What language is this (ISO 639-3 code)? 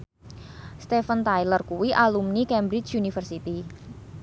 jav